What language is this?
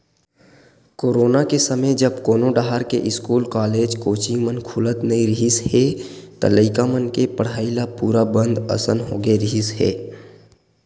Chhattisgarhi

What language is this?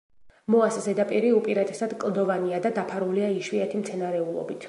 Georgian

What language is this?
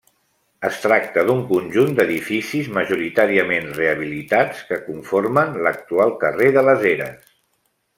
Catalan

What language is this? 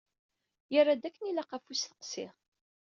Kabyle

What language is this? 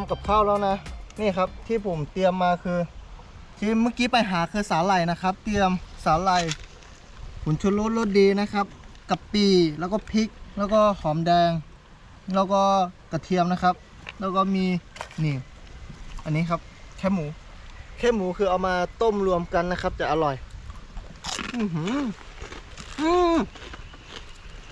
Thai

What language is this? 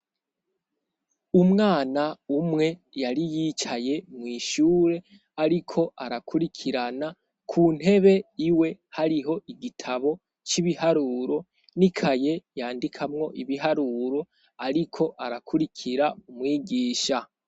Rundi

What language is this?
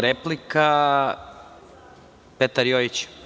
Serbian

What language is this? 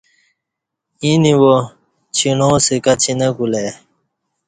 Kati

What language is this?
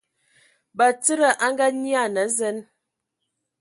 Ewondo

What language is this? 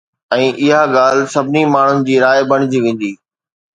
Sindhi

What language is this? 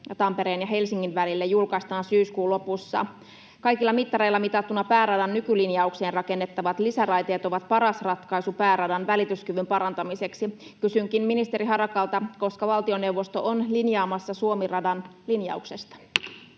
Finnish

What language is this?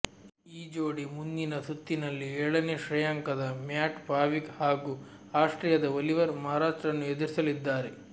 Kannada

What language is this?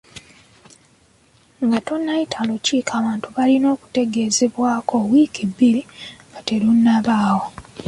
Ganda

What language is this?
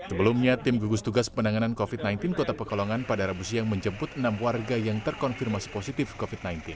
Indonesian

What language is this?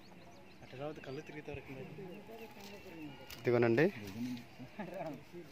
Telugu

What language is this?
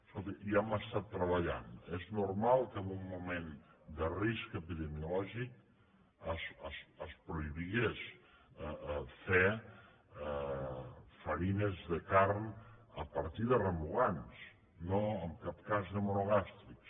Catalan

